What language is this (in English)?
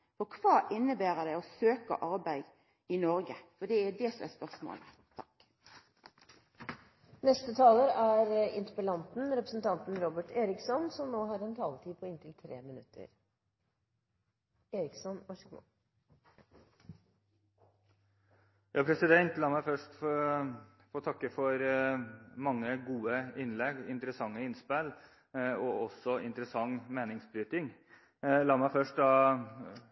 Norwegian